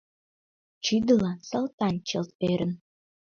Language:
Mari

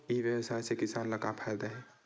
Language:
Chhattisgarhi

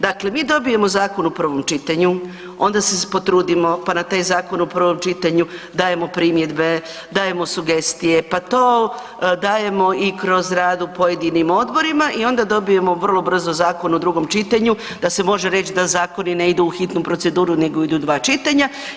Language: Croatian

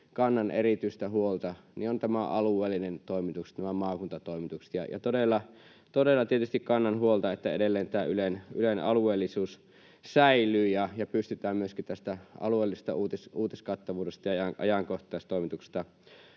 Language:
Finnish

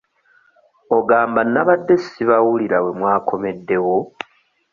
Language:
Ganda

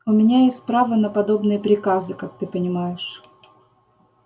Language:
Russian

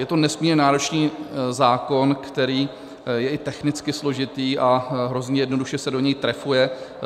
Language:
Czech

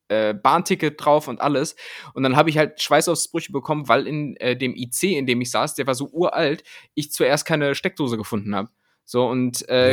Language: German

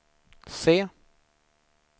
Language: Swedish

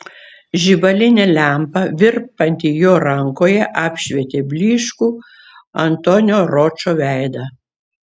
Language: Lithuanian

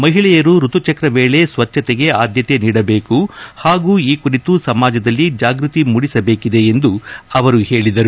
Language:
Kannada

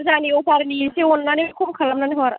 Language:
Bodo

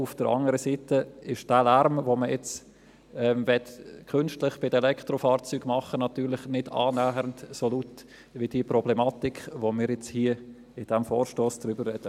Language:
Swiss German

